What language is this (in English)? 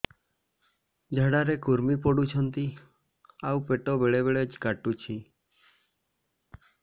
Odia